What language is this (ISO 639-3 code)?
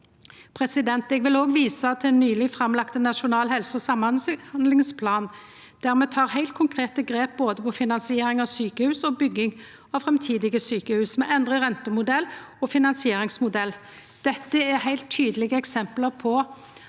nor